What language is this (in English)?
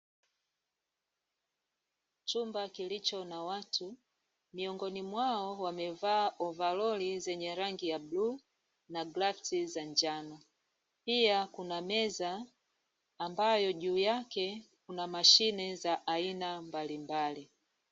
Swahili